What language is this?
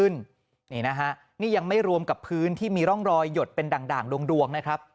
Thai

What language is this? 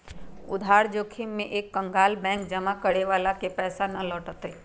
Magahi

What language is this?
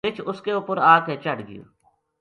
Gujari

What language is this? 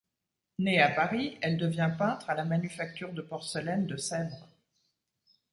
French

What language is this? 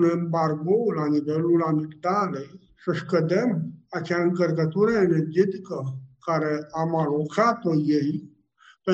Romanian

